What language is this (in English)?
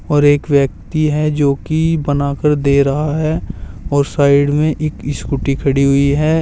Hindi